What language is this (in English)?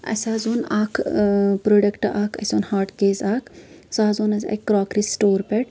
Kashmiri